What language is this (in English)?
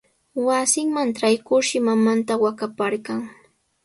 Sihuas Ancash Quechua